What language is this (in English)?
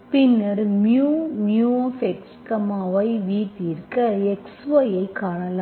Tamil